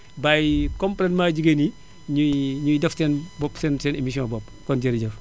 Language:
Wolof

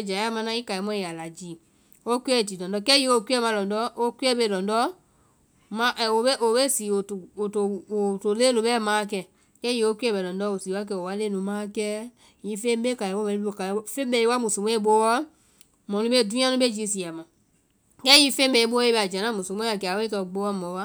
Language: Vai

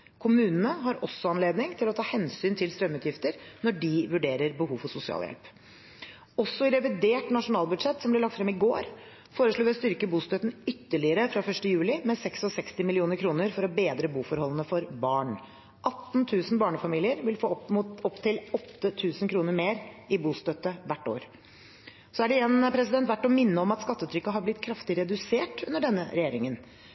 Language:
Norwegian Bokmål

